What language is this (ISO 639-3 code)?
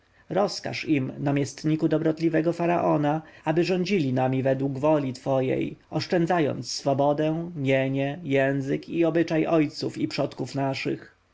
pol